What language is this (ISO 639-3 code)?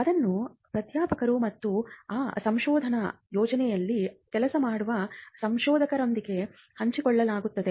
kan